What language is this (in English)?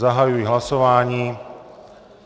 Czech